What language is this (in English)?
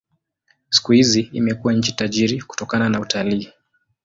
Swahili